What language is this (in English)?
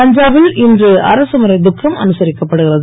Tamil